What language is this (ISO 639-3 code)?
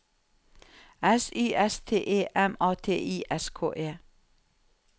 nor